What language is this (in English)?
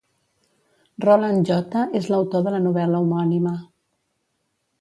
Catalan